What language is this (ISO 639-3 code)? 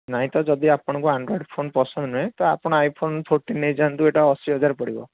ori